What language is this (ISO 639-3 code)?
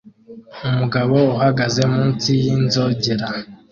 kin